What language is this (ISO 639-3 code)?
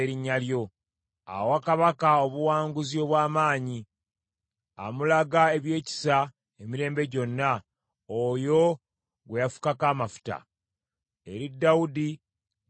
lug